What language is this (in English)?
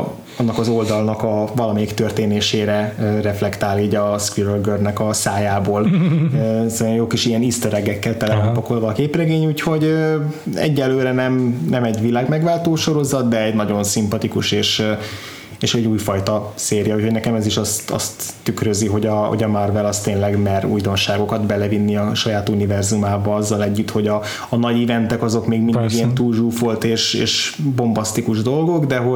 Hungarian